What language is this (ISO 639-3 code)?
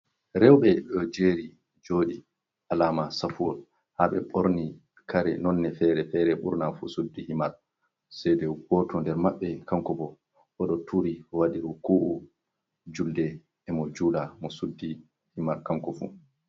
ful